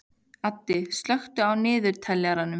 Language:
Icelandic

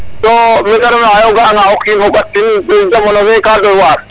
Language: Serer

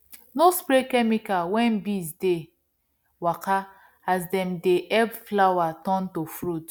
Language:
Nigerian Pidgin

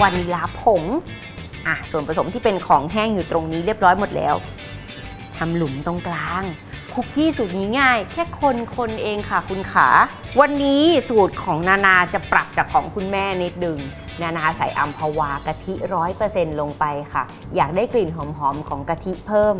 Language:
Thai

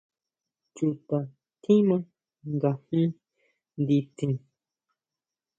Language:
Huautla Mazatec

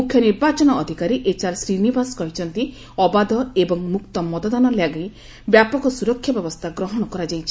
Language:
Odia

